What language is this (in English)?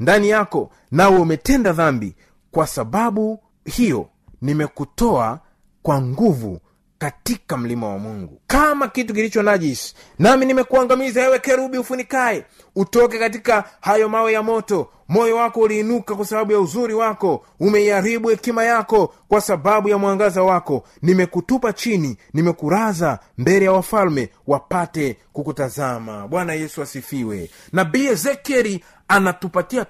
Swahili